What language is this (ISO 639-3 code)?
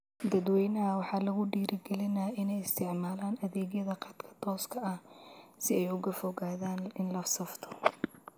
som